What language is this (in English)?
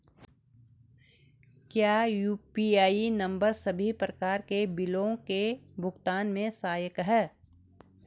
Hindi